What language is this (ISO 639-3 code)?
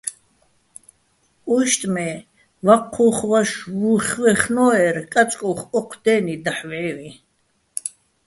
bbl